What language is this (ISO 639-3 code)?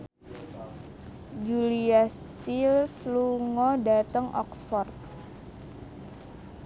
jav